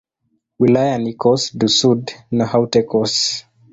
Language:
Swahili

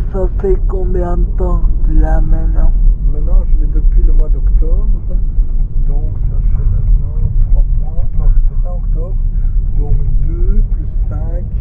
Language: French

